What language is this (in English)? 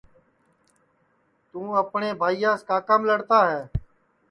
Sansi